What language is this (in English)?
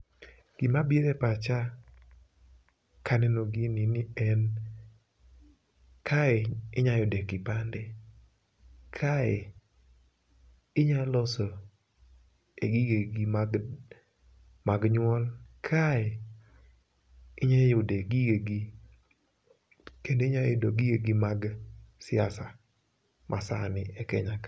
Luo (Kenya and Tanzania)